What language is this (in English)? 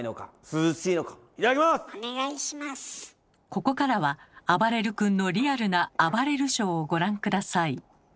Japanese